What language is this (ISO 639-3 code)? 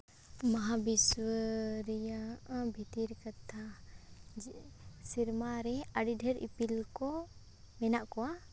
sat